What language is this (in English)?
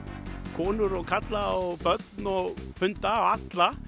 Icelandic